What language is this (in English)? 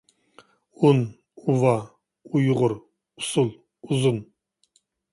Uyghur